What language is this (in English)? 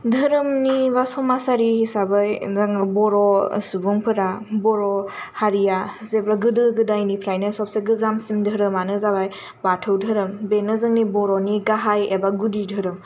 Bodo